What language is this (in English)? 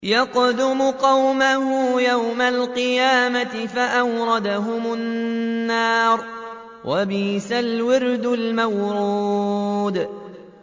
Arabic